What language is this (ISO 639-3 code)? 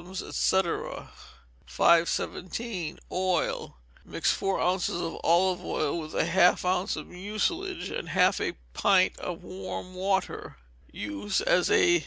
eng